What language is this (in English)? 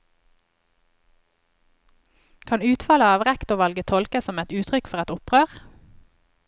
Norwegian